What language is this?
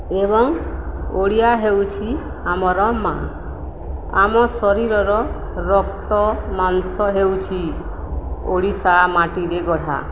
Odia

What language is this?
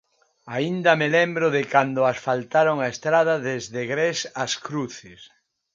Galician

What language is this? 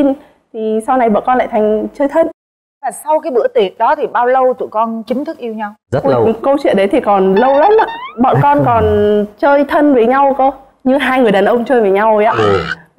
Vietnamese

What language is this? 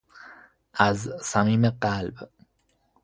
Persian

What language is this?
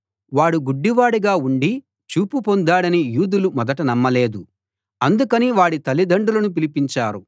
Telugu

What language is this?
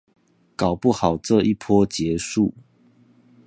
Chinese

